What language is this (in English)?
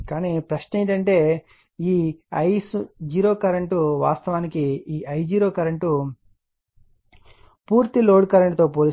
Telugu